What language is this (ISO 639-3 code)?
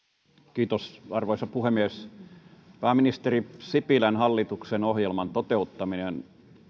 fin